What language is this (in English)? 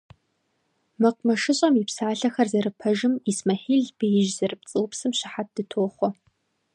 Kabardian